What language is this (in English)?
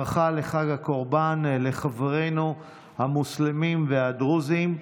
Hebrew